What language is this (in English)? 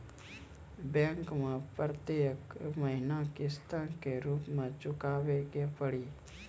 Maithili